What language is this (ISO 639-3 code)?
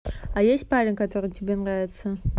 rus